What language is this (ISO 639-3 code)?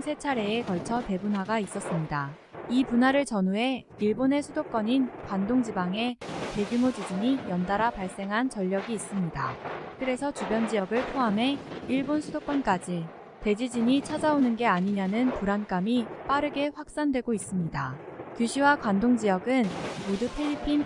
kor